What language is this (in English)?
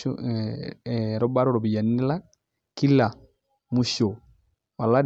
Masai